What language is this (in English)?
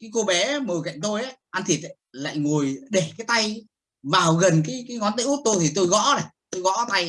Vietnamese